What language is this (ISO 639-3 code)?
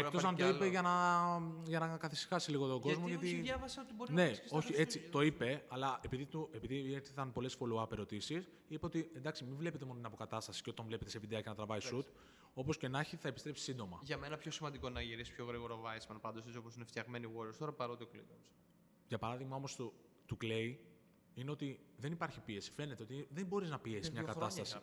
ell